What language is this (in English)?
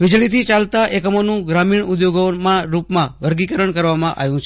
Gujarati